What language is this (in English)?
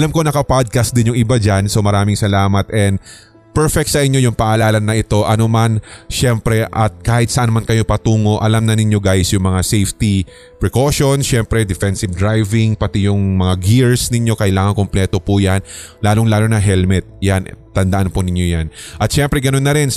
Filipino